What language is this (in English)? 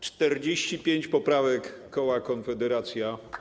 Polish